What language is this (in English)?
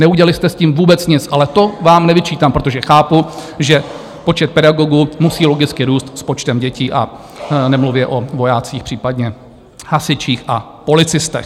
Czech